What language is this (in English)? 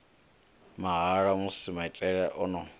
Venda